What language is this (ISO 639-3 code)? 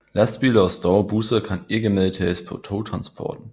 dan